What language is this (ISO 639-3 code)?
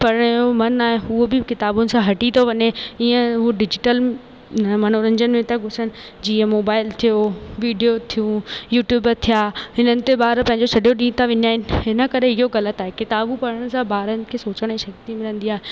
snd